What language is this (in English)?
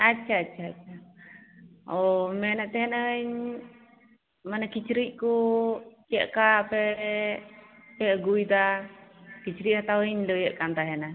Santali